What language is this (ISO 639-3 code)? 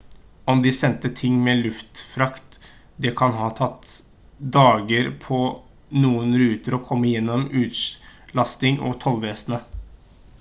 nob